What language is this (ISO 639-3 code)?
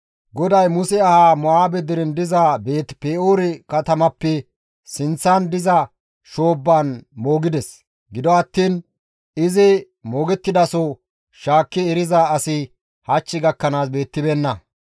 gmv